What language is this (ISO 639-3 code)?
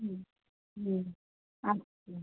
ben